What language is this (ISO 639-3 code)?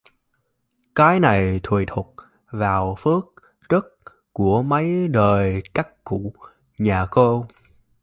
vie